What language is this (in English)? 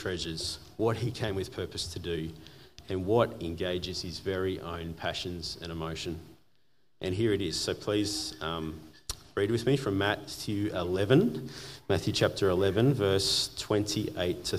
English